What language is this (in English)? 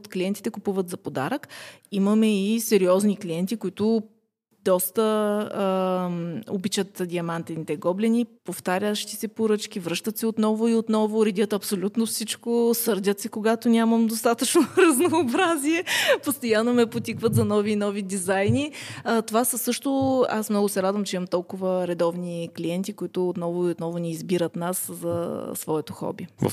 Bulgarian